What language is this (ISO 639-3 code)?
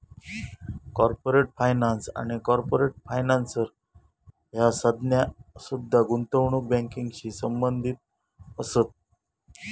mar